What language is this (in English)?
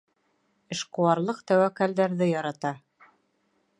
Bashkir